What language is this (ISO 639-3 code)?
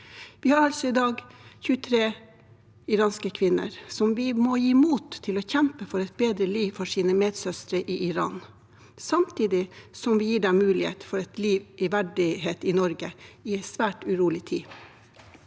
nor